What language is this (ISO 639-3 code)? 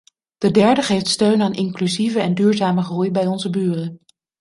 nld